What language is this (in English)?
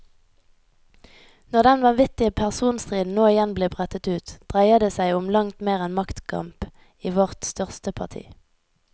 Norwegian